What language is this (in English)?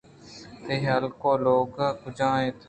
Eastern Balochi